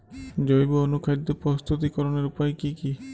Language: Bangla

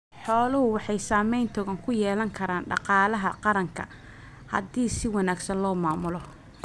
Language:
Somali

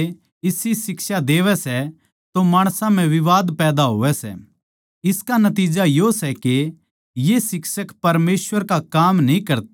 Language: Haryanvi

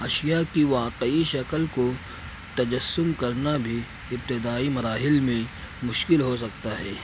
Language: Urdu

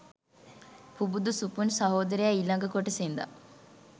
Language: Sinhala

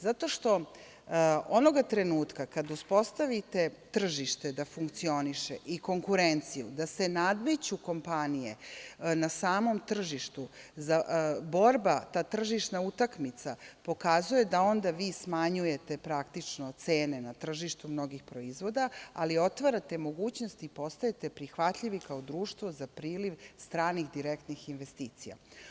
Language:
Serbian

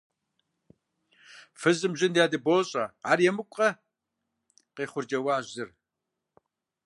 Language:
Kabardian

